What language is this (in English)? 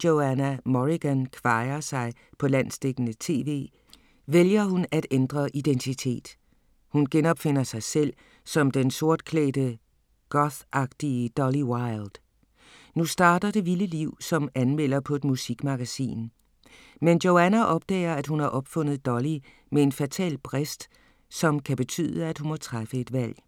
Danish